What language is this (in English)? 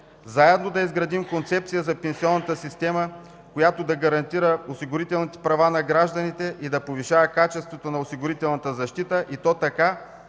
Bulgarian